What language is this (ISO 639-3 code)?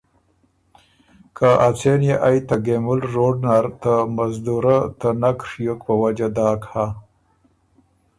oru